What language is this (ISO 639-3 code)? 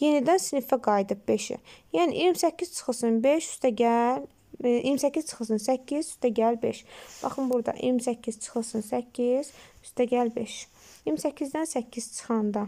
tur